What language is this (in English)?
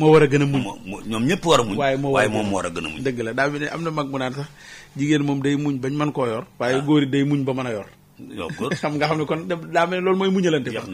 Arabic